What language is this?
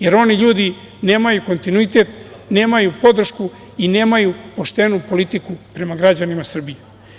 Serbian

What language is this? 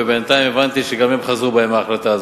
Hebrew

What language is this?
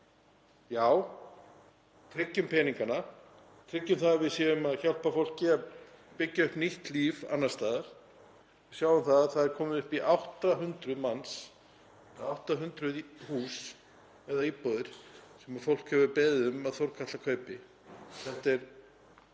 Icelandic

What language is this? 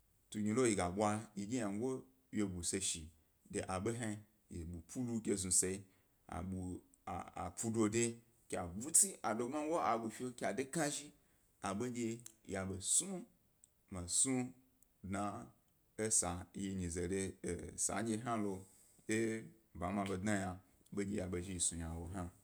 Gbari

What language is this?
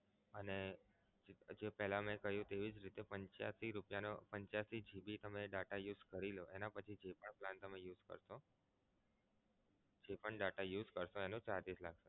Gujarati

